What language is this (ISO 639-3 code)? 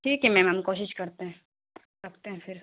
urd